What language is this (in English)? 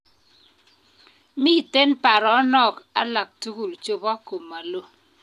Kalenjin